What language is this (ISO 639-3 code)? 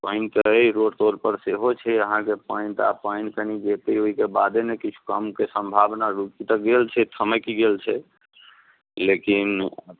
mai